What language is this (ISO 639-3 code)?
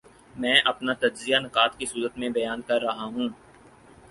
urd